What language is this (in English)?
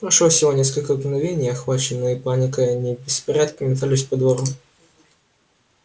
Russian